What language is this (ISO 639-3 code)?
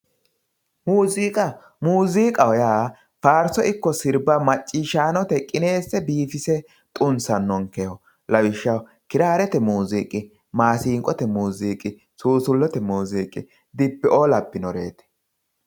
sid